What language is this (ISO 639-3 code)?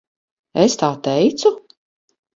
lav